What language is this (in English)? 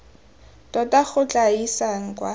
Tswana